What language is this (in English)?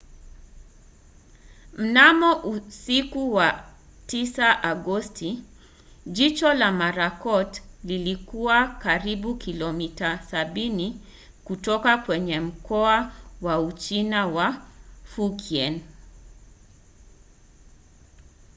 Swahili